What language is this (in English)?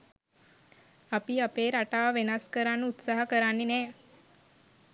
Sinhala